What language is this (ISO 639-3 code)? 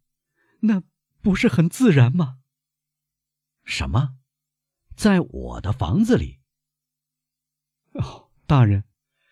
zho